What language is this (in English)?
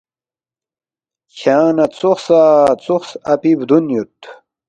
Balti